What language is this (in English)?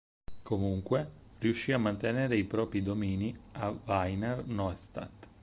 Italian